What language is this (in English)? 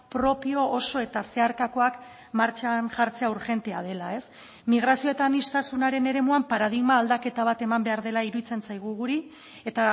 Basque